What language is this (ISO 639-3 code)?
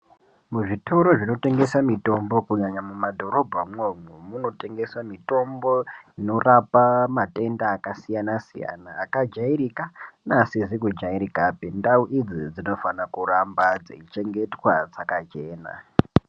ndc